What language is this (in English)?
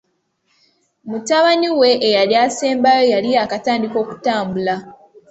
Ganda